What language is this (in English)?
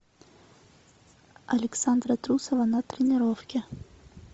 Russian